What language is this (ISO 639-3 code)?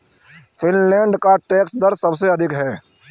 hin